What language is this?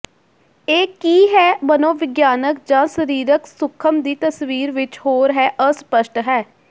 Punjabi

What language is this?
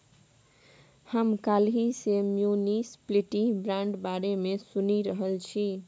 Maithili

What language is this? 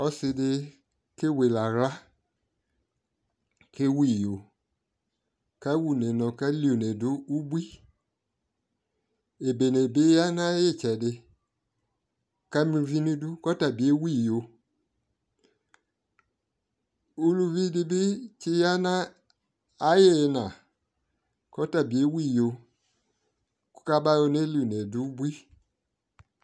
Ikposo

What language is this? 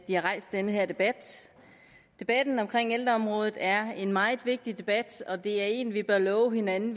Danish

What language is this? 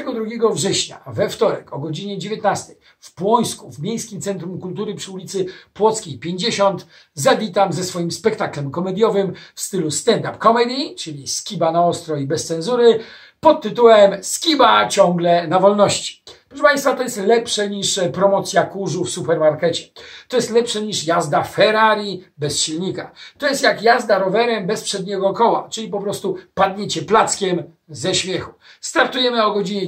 Polish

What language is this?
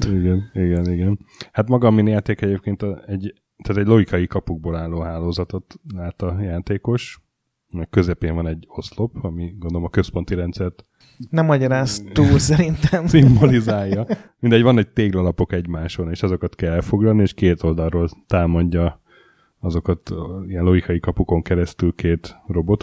Hungarian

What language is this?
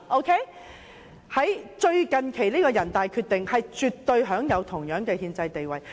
Cantonese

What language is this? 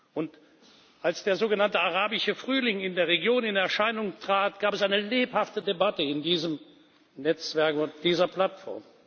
German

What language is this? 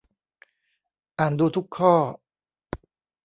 Thai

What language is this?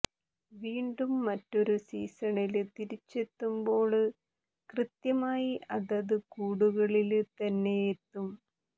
Malayalam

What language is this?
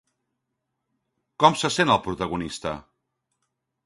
Catalan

